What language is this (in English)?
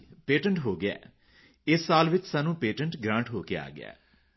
Punjabi